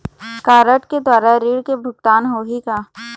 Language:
Chhattisgarhi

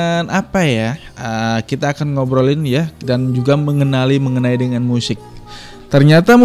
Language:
Indonesian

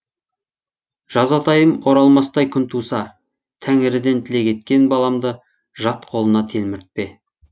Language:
Kazakh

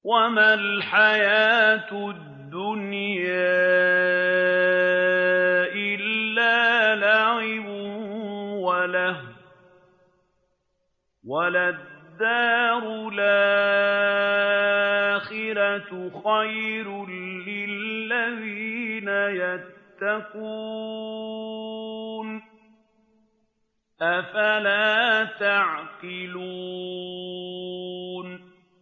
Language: Arabic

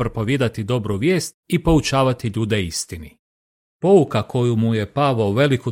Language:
Croatian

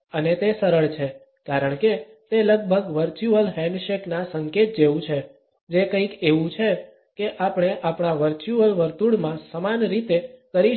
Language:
Gujarati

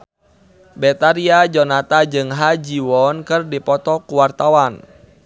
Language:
Sundanese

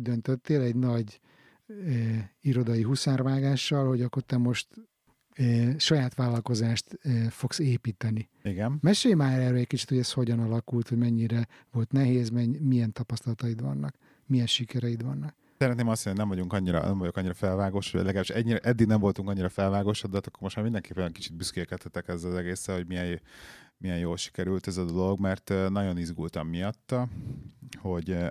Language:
Hungarian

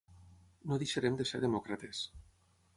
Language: Catalan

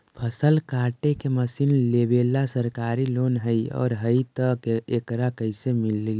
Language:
Magahi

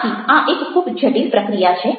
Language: Gujarati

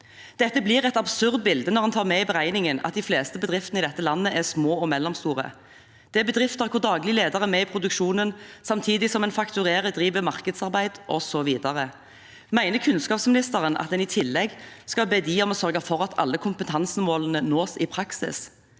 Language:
Norwegian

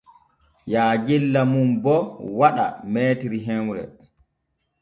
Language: Borgu Fulfulde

